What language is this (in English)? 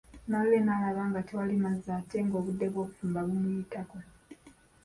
Ganda